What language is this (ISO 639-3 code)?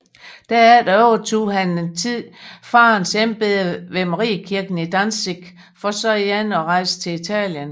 dan